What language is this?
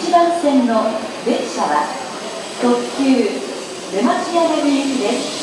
Japanese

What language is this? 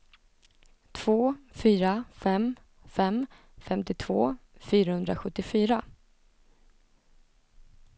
Swedish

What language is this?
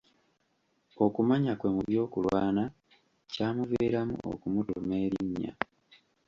Ganda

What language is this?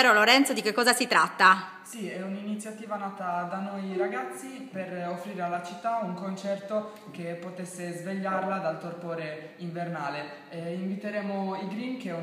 Italian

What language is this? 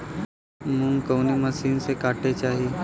Bhojpuri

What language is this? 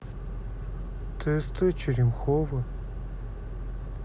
Russian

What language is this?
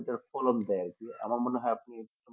Bangla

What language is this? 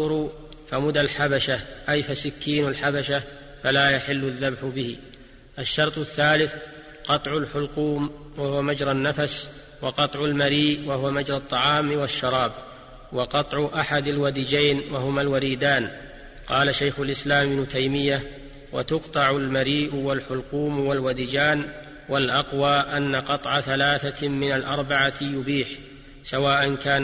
Arabic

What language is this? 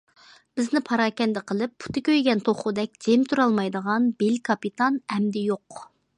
Uyghur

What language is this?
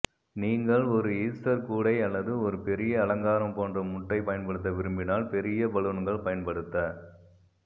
Tamil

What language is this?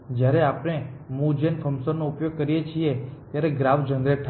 Gujarati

